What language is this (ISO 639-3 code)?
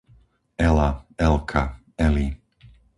slk